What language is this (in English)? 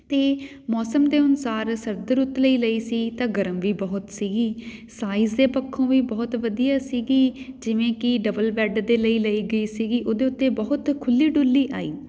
Punjabi